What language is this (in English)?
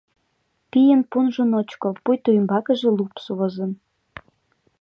Mari